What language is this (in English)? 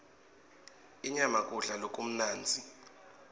Swati